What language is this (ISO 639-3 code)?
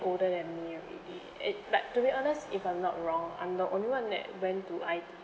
eng